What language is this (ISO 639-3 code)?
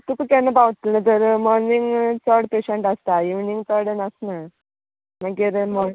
kok